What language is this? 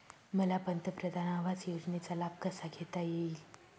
Marathi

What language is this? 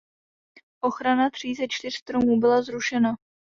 Czech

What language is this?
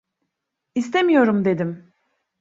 Turkish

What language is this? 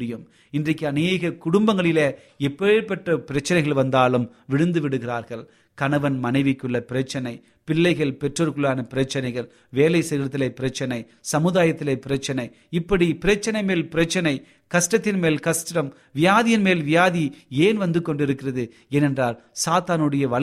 Tamil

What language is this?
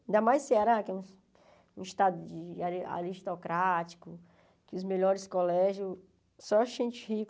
Portuguese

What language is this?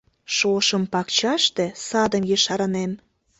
Mari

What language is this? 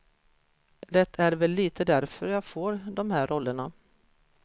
Swedish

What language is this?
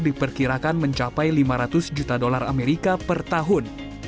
Indonesian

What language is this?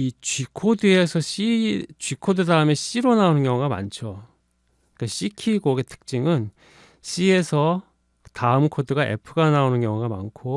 Korean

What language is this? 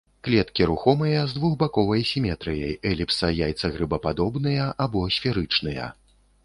Belarusian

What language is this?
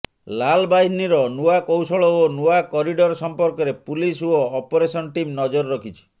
Odia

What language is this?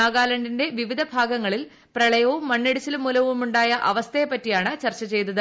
Malayalam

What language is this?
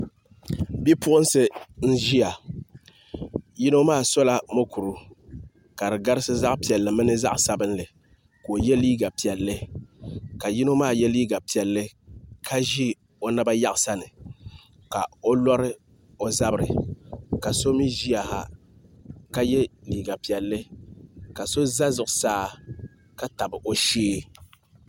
Dagbani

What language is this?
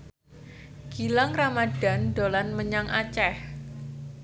Javanese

